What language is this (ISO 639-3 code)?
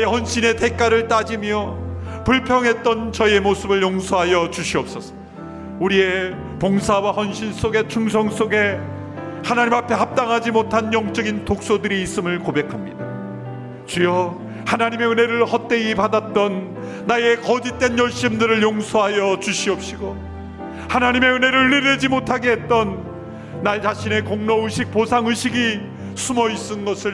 kor